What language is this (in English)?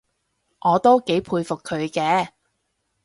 Cantonese